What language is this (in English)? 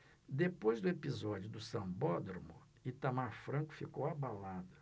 Portuguese